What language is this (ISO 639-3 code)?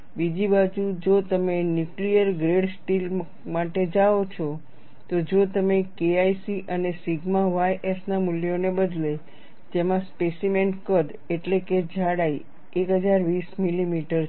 guj